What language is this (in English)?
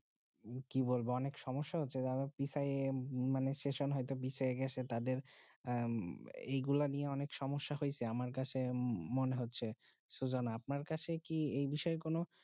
Bangla